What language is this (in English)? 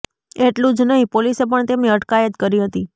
Gujarati